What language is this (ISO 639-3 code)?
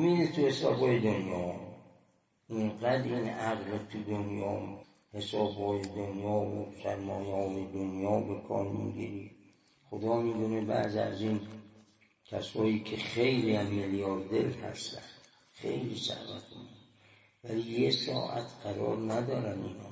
fas